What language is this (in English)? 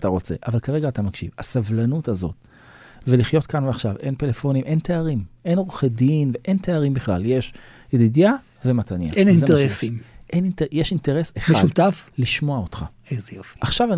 Hebrew